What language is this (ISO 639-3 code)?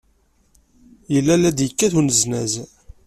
kab